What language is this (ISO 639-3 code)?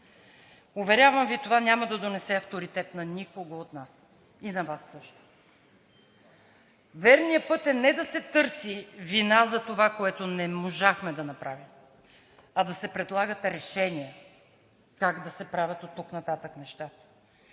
bul